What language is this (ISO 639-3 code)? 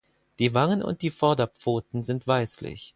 deu